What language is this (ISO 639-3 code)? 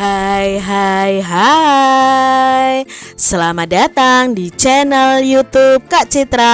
ind